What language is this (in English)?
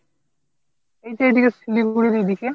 Bangla